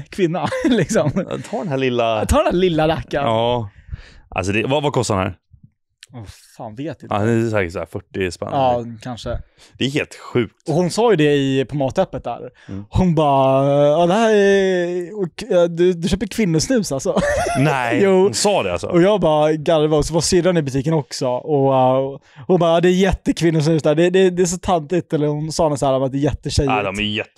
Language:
Swedish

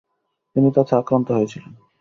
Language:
Bangla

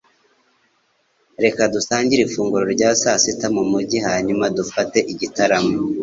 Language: Kinyarwanda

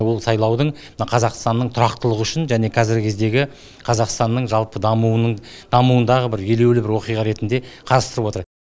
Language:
Kazakh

